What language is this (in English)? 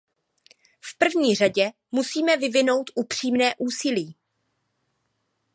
Czech